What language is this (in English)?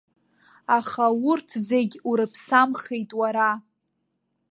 Abkhazian